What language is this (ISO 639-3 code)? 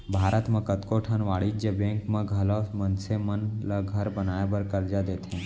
hne